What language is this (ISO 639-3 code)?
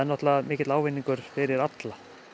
isl